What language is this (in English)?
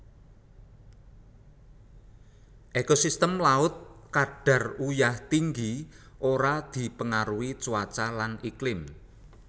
Javanese